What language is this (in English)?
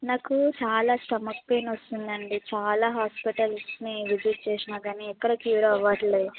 Telugu